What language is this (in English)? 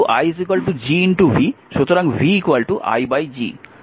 Bangla